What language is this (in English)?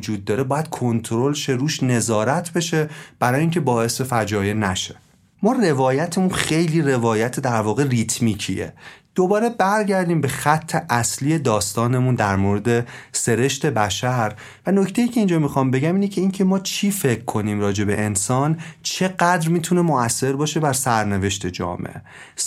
Persian